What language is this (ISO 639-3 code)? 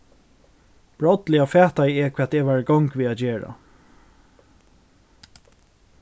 fao